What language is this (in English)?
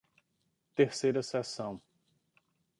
Portuguese